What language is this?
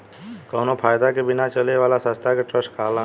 Bhojpuri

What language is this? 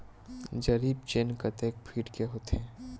Chhattisgarhi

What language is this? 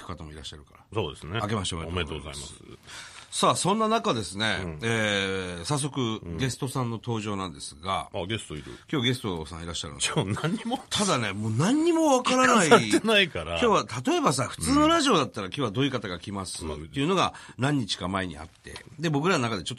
Japanese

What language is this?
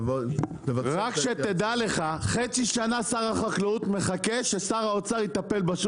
Hebrew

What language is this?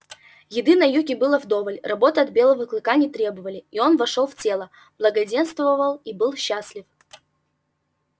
Russian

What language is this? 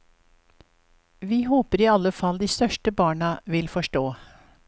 Norwegian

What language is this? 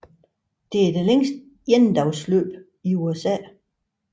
Danish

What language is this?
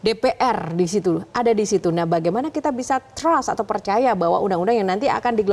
Indonesian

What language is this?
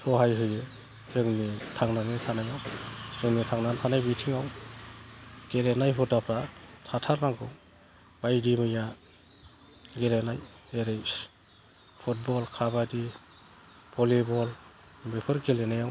Bodo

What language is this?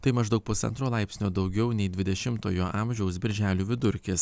Lithuanian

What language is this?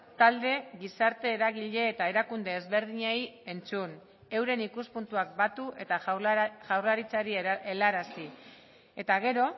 Basque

